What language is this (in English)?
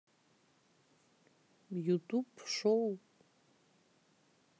Russian